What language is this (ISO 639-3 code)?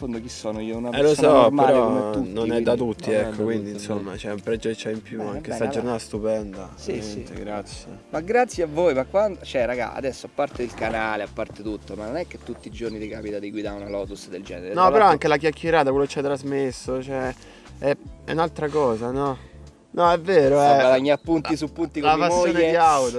ita